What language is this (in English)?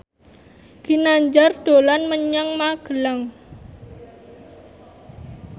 Javanese